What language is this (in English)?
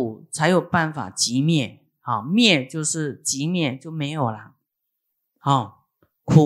Chinese